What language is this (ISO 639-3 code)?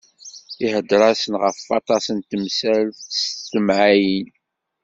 kab